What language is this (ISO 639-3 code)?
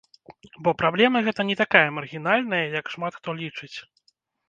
bel